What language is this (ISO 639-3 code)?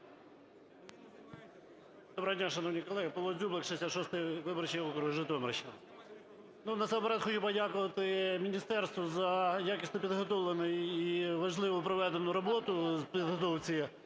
ukr